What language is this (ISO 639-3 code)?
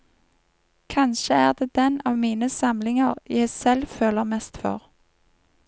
nor